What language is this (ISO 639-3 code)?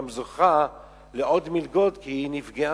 heb